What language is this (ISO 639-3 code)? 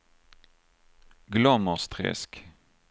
swe